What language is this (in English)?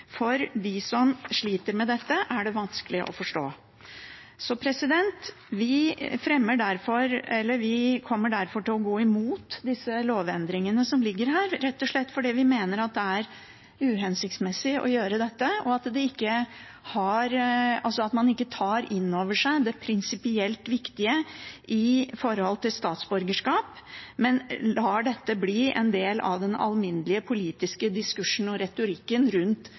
Norwegian Bokmål